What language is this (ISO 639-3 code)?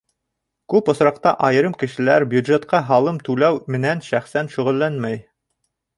bak